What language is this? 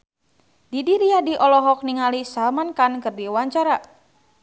Sundanese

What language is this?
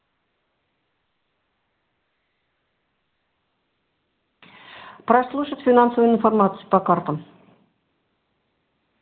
Russian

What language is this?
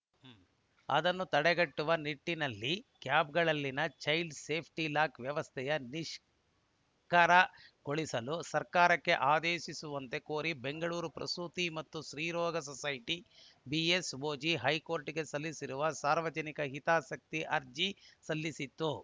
Kannada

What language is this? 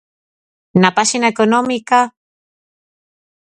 Galician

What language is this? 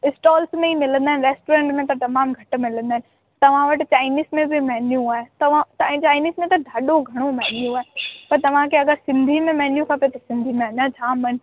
Sindhi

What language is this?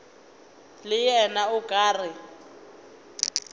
Northern Sotho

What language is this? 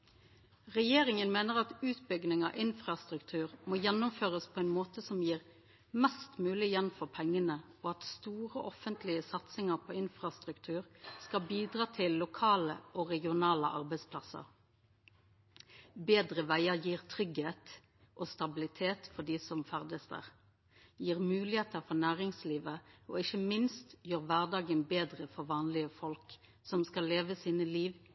Norwegian Nynorsk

